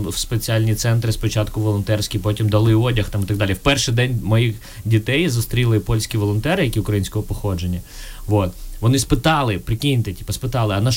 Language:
Ukrainian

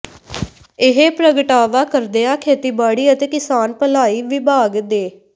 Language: Punjabi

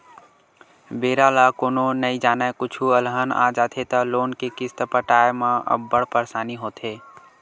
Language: Chhattisgarhi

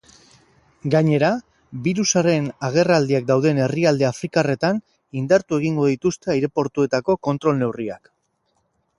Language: Basque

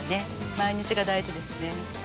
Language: Japanese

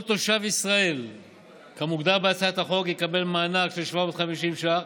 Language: Hebrew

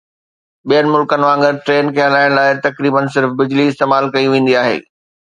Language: Sindhi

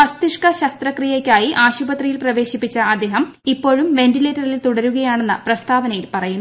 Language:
Malayalam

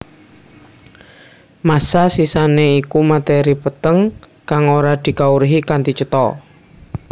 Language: Javanese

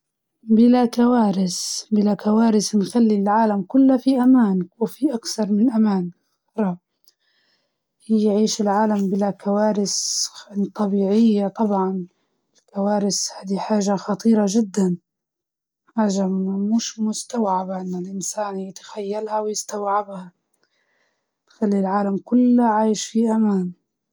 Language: Libyan Arabic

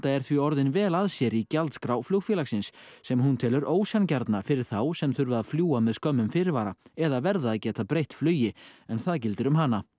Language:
Icelandic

